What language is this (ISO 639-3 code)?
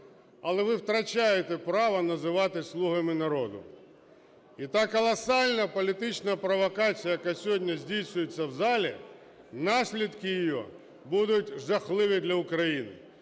ukr